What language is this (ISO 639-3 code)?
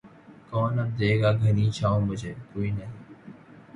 urd